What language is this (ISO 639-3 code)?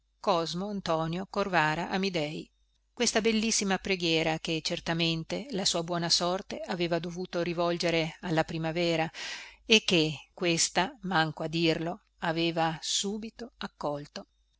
ita